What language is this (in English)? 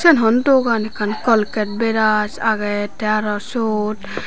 Chakma